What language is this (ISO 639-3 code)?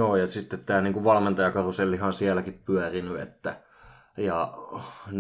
fin